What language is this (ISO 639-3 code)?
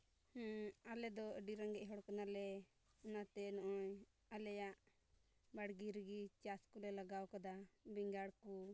sat